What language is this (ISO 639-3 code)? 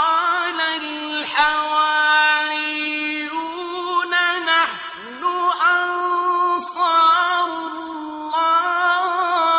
ara